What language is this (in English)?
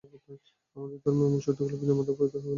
Bangla